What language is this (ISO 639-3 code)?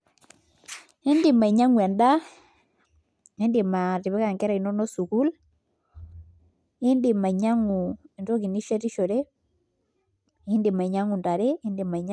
mas